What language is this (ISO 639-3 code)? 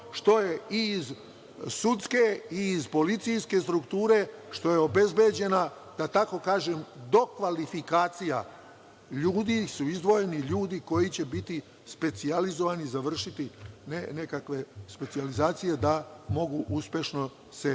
srp